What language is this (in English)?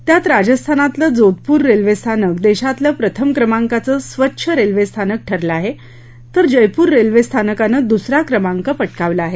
Marathi